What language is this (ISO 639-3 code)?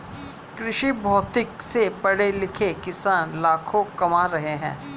hin